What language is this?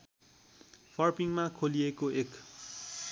Nepali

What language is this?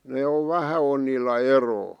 Finnish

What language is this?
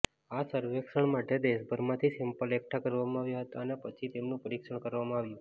Gujarati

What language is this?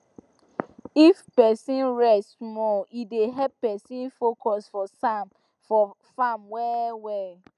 Nigerian Pidgin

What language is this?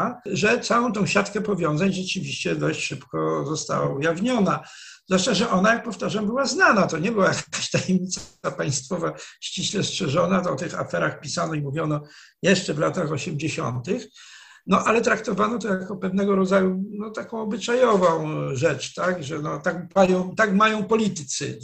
Polish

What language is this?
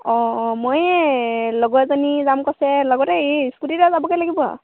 Assamese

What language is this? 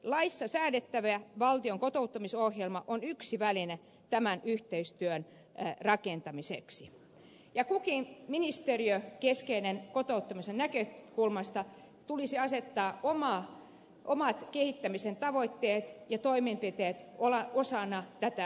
Finnish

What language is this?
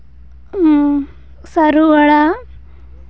Santali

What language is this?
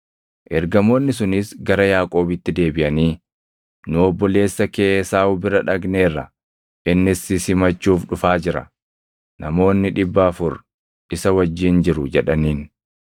Oromo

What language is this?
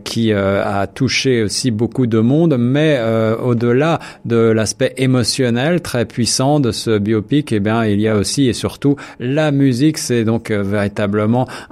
French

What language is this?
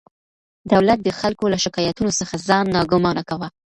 Pashto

